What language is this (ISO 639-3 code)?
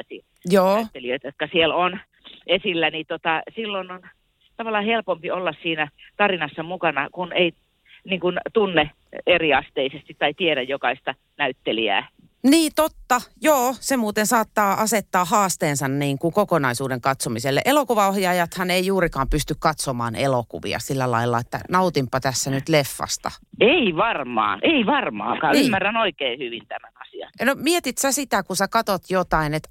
fin